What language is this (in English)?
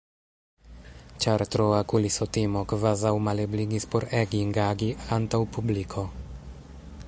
Esperanto